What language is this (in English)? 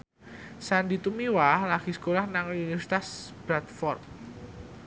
Javanese